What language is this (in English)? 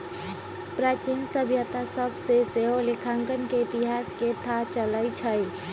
Magahi